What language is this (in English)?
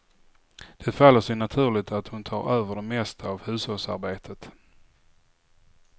Swedish